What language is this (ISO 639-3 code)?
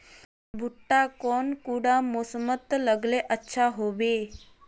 mag